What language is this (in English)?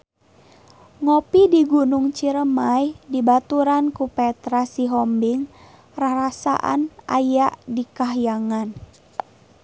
Sundanese